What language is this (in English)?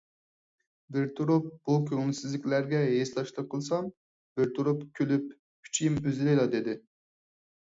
Uyghur